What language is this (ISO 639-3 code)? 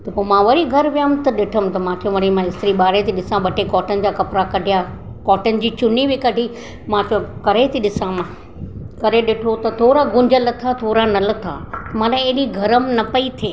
snd